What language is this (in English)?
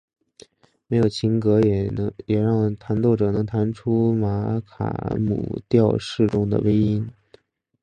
Chinese